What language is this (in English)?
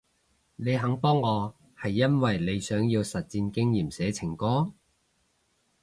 Cantonese